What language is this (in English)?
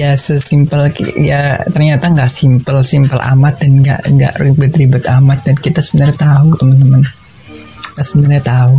Indonesian